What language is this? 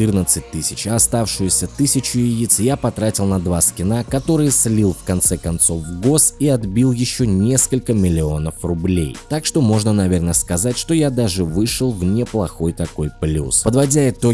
Russian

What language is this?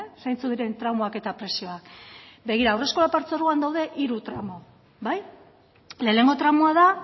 Basque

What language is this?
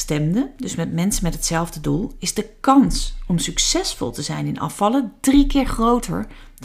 Dutch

